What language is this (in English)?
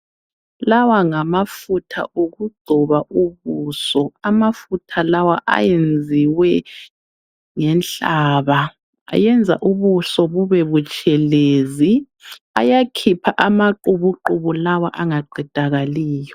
North Ndebele